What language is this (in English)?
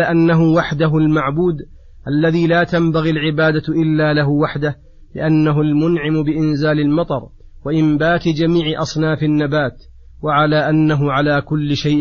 Arabic